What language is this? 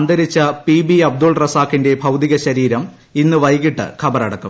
Malayalam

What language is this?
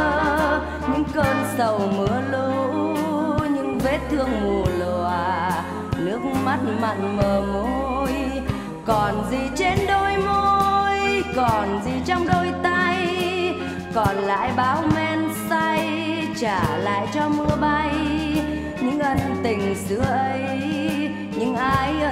Vietnamese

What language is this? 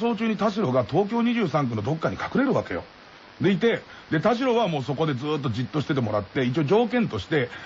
Japanese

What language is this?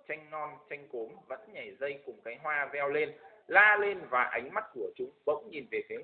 Vietnamese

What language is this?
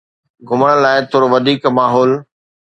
Sindhi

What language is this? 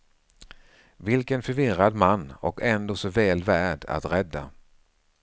Swedish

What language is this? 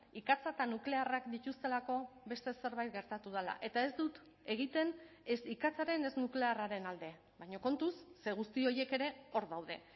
Basque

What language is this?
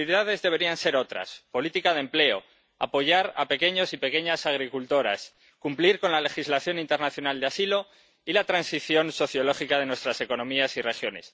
Spanish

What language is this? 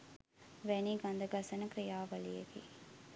Sinhala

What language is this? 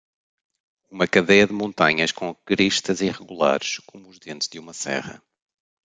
Portuguese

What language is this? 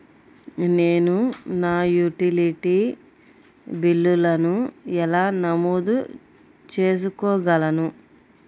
Telugu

